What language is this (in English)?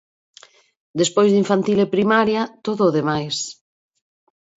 Galician